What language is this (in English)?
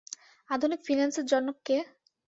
Bangla